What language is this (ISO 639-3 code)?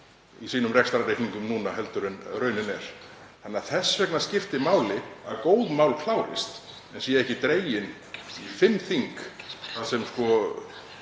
isl